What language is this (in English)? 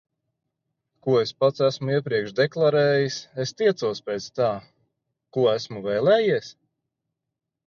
Latvian